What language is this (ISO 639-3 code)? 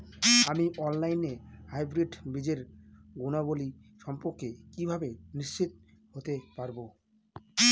ben